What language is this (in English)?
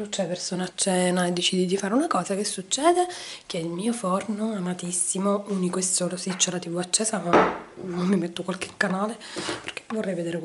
Italian